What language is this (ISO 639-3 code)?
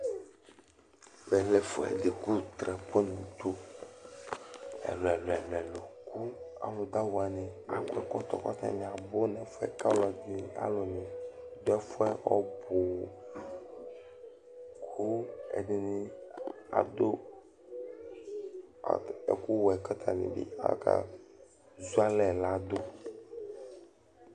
kpo